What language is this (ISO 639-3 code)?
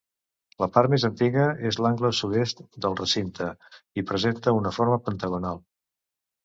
cat